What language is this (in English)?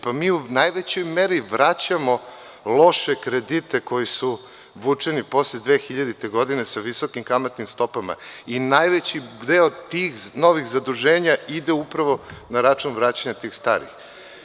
Serbian